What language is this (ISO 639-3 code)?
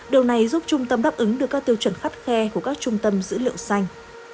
vie